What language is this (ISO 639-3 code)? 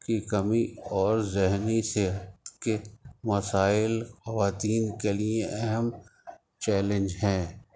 urd